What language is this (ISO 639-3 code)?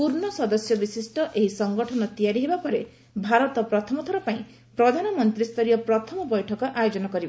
ori